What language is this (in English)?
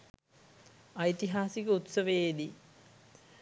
Sinhala